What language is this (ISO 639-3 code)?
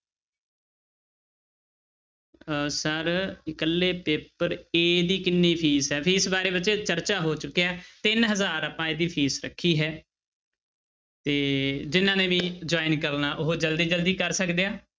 pan